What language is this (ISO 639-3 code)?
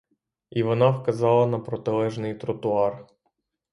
ukr